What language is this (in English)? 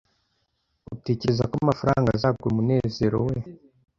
Kinyarwanda